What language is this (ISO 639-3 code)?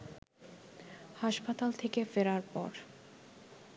ben